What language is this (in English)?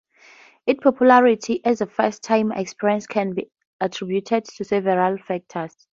English